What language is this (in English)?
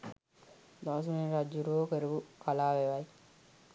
Sinhala